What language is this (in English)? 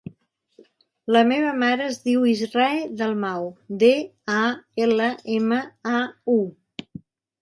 Catalan